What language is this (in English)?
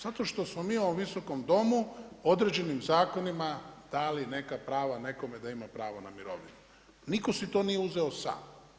Croatian